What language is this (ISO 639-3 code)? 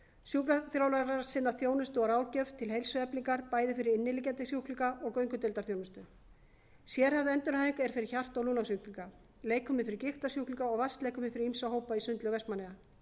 isl